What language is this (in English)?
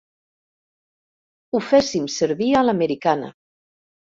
Catalan